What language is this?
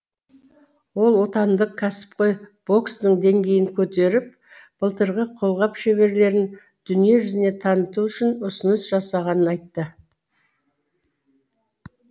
Kazakh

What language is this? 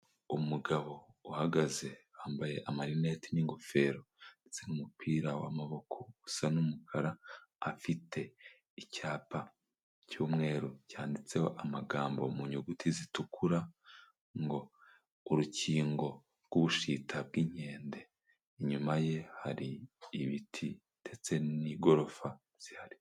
Kinyarwanda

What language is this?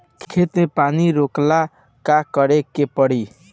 Bhojpuri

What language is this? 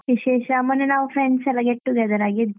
Kannada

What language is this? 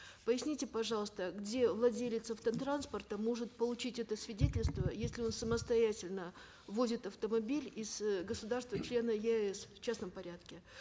Kazakh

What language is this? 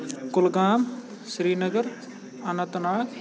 Kashmiri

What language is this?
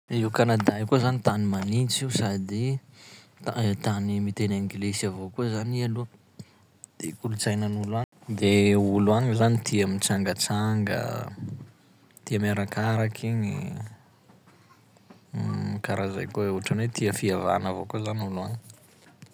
Sakalava Malagasy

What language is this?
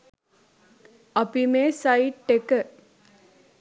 Sinhala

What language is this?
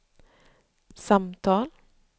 Swedish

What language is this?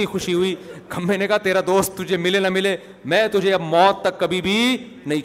Urdu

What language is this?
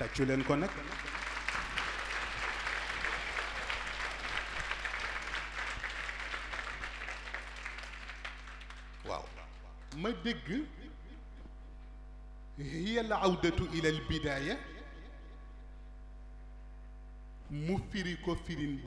Arabic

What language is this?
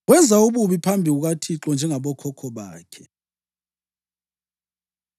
North Ndebele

